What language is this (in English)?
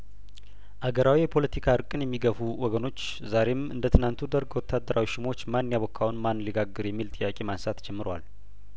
Amharic